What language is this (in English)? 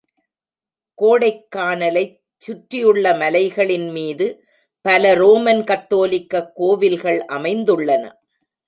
Tamil